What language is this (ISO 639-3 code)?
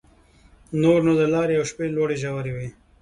pus